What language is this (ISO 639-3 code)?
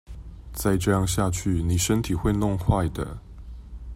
zho